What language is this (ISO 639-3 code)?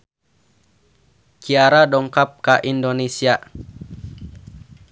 sun